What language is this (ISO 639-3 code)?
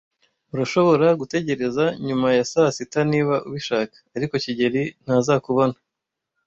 kin